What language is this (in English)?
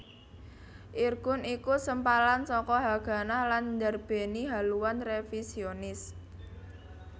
Javanese